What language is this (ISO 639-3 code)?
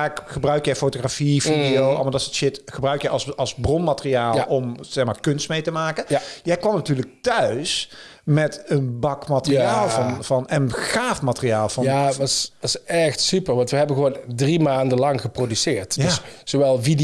nld